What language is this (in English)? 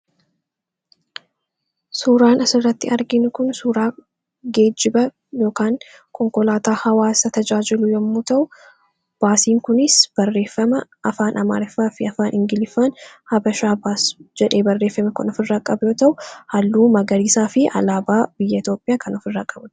Oromo